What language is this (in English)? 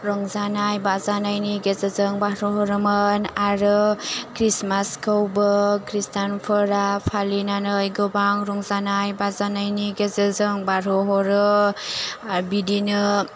Bodo